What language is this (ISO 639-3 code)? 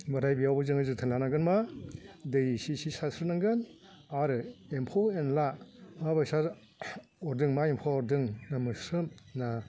brx